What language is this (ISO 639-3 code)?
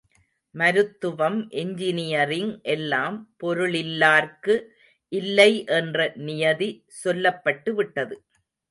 tam